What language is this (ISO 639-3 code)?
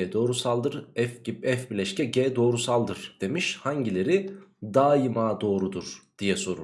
tur